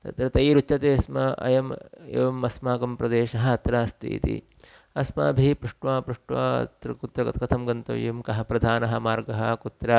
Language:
Sanskrit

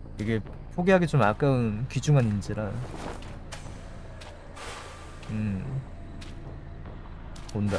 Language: Korean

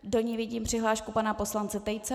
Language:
Czech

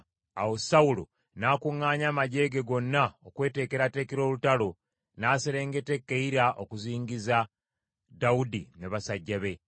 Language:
Ganda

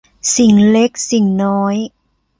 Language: Thai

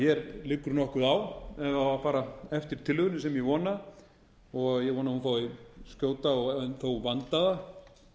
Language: Icelandic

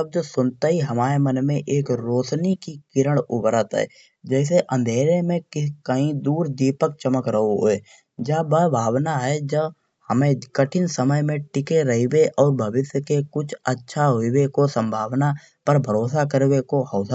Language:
Kanauji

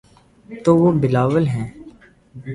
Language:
Urdu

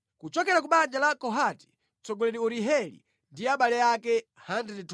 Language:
Nyanja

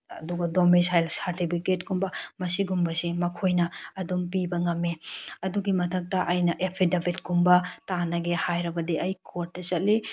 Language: Manipuri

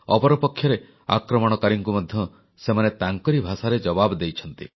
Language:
Odia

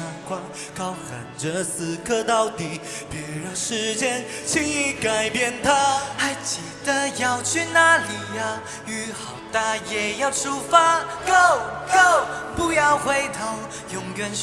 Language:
Chinese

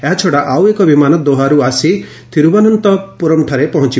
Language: Odia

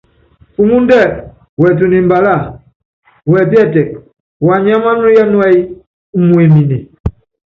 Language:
Yangben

